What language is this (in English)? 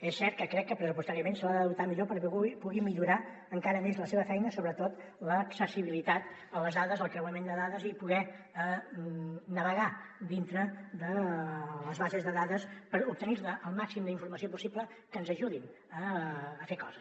Catalan